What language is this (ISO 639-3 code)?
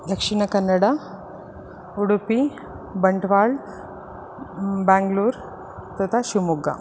san